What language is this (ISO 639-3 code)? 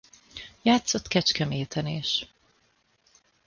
hun